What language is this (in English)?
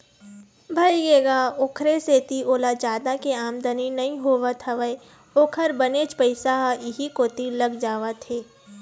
Chhattisgarhi